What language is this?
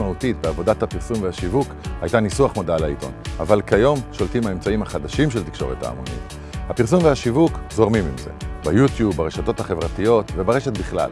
Hebrew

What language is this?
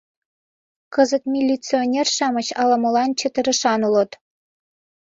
Mari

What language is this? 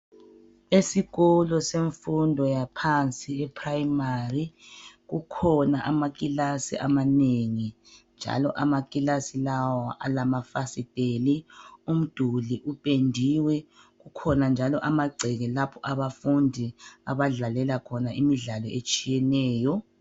North Ndebele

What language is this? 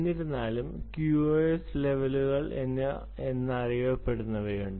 Malayalam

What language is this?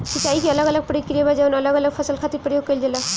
Bhojpuri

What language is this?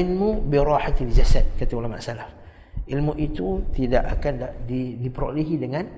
Malay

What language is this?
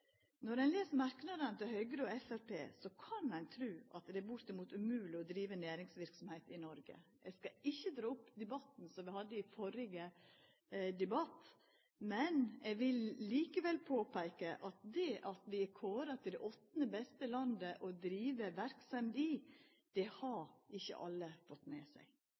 Norwegian Nynorsk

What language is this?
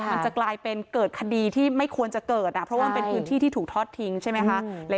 Thai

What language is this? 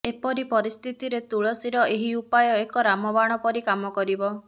Odia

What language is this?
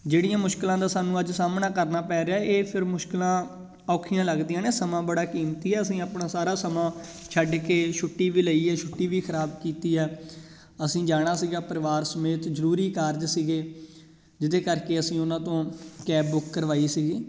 Punjabi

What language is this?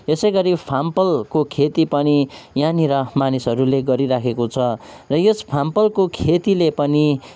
Nepali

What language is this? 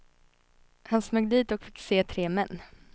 Swedish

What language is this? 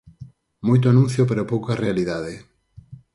Galician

